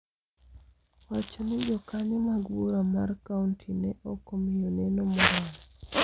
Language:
Luo (Kenya and Tanzania)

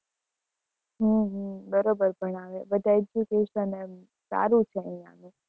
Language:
Gujarati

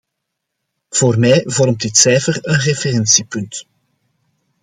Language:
Dutch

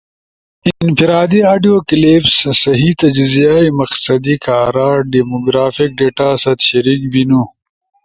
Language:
Ushojo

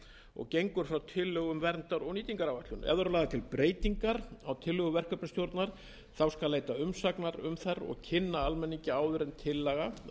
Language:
Icelandic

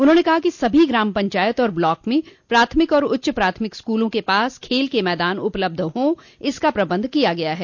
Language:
Hindi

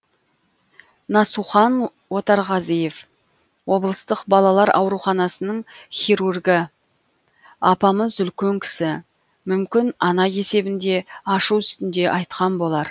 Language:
Kazakh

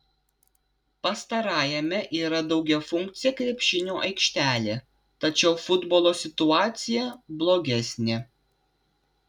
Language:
Lithuanian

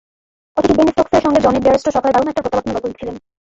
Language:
Bangla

